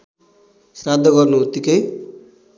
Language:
Nepali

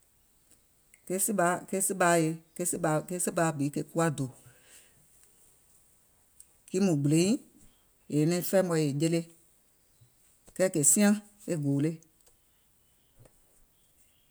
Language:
Gola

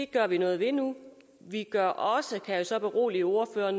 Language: Danish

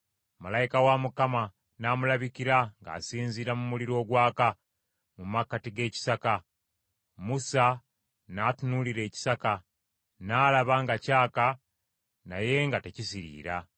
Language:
Ganda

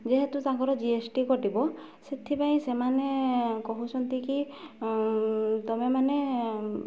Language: Odia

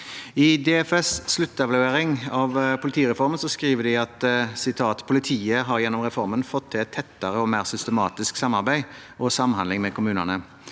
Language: Norwegian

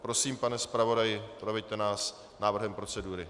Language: Czech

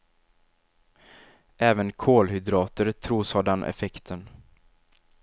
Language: Swedish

